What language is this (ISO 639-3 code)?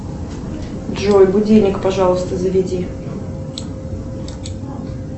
rus